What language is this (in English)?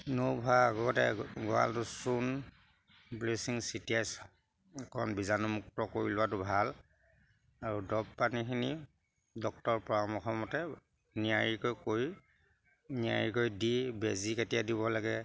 Assamese